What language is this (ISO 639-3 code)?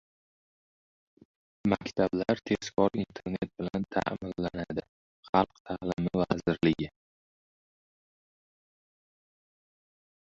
uzb